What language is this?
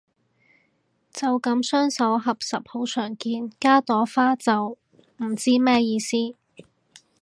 Cantonese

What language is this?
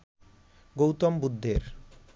Bangla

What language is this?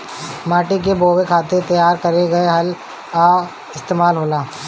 Bhojpuri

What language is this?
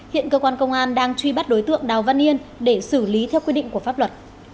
Vietnamese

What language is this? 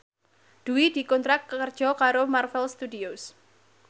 Javanese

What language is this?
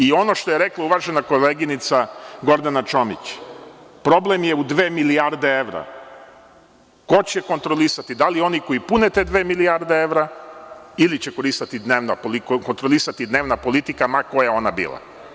Serbian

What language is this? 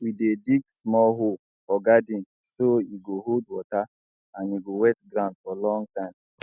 Nigerian Pidgin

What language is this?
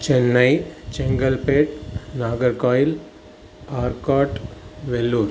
Sanskrit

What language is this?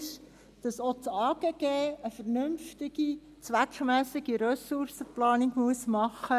Swiss German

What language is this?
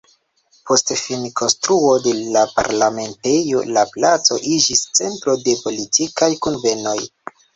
Esperanto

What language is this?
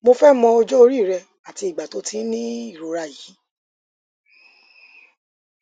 Yoruba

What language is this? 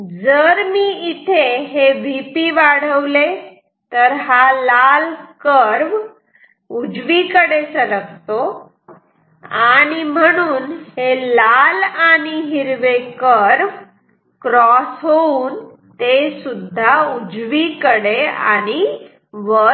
Marathi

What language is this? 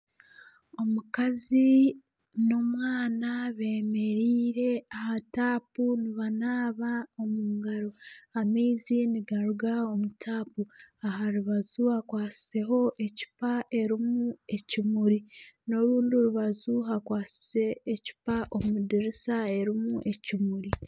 Nyankole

